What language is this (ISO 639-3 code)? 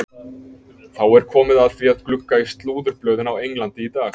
isl